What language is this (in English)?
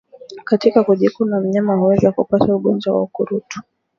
Swahili